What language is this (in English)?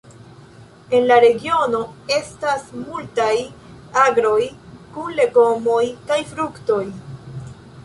Esperanto